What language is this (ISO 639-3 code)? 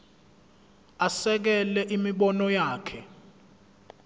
zul